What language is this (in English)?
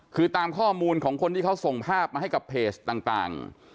Thai